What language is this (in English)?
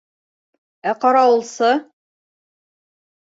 Bashkir